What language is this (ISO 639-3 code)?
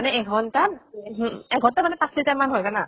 asm